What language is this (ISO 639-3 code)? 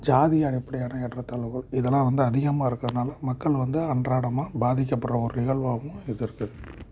tam